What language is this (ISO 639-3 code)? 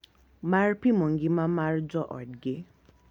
luo